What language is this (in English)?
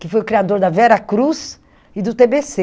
Portuguese